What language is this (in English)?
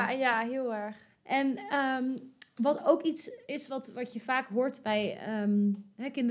Dutch